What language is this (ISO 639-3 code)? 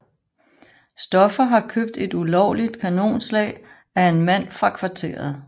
dan